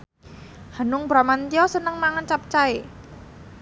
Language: Javanese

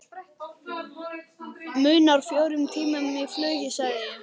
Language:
Icelandic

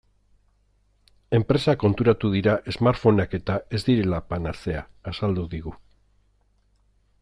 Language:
Basque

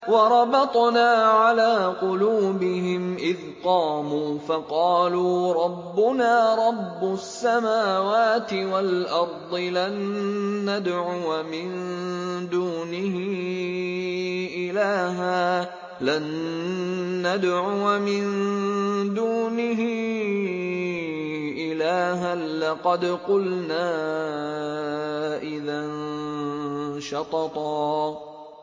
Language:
Arabic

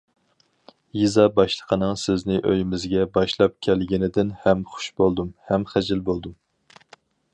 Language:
Uyghur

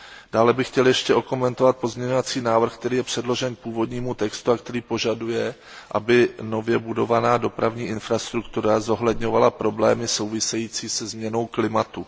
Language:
Czech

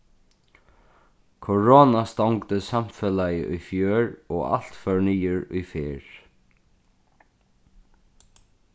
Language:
Faroese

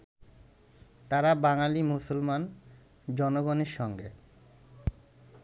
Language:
Bangla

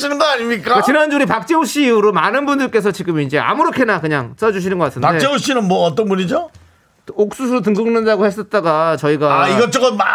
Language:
Korean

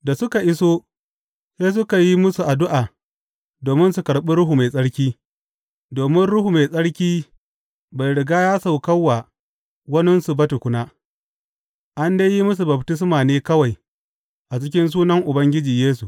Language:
Hausa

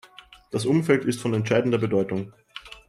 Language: German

